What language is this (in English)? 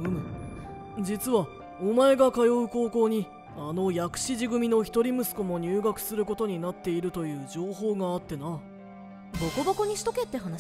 Japanese